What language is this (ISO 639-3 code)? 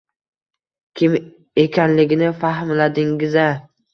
uzb